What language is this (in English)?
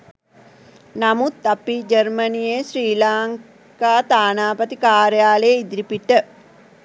Sinhala